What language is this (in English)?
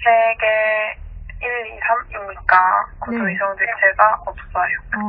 Korean